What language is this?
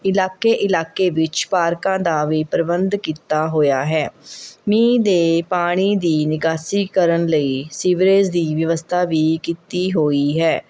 Punjabi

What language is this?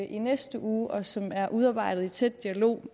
Danish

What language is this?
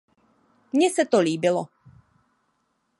Czech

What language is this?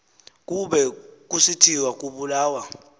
Xhosa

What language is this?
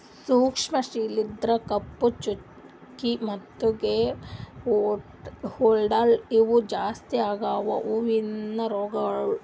Kannada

